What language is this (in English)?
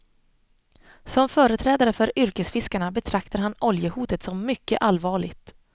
Swedish